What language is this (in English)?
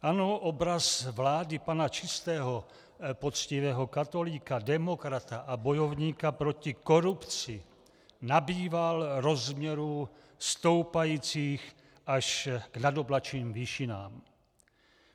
Czech